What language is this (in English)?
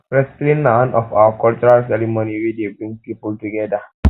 Nigerian Pidgin